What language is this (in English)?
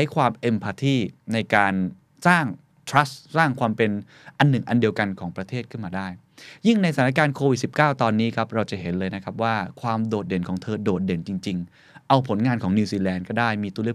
Thai